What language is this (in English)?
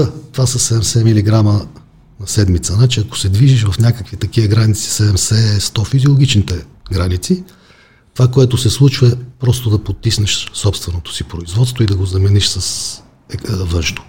Bulgarian